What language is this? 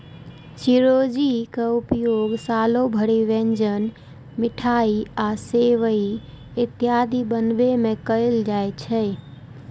Maithili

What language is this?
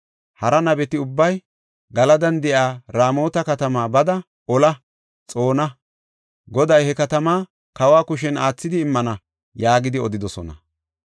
Gofa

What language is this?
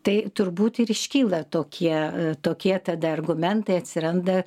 Lithuanian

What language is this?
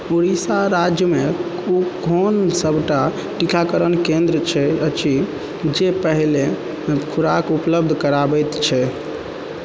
Maithili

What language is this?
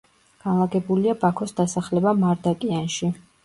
Georgian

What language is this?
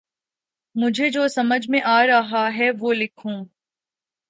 Urdu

